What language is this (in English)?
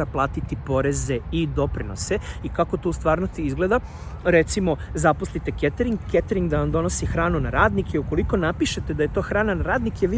Serbian